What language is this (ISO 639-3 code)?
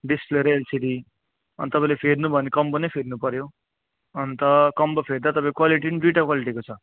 nep